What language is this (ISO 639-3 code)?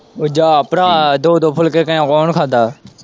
pan